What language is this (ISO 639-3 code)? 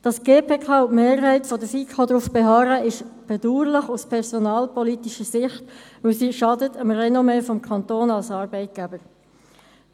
gsw